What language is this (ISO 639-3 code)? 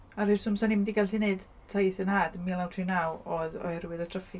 cym